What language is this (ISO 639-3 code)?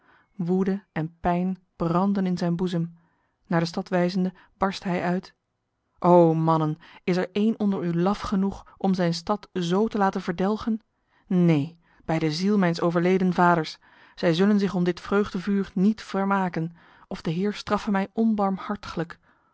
nld